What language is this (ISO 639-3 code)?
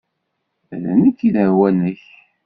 kab